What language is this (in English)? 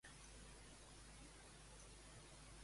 Catalan